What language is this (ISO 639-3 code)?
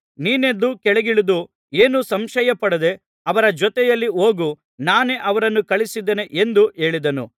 kan